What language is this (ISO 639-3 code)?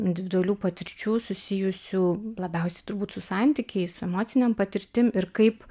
lit